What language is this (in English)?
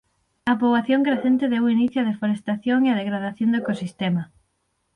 Galician